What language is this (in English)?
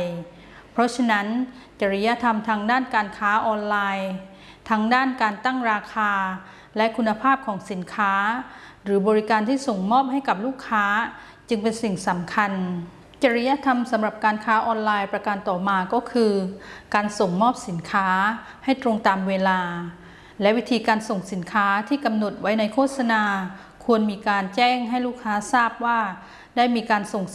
Thai